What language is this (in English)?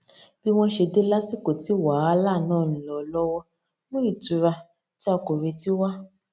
Yoruba